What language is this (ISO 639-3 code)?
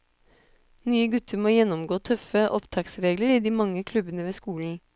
nor